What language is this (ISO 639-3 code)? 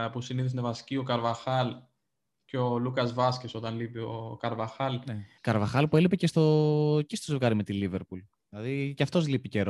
ell